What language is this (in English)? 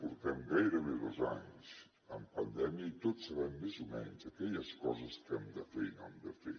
Catalan